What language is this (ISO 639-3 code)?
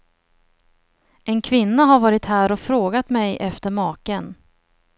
swe